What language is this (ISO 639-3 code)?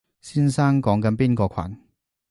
yue